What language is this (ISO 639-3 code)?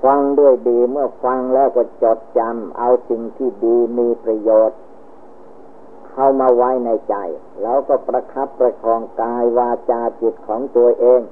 tha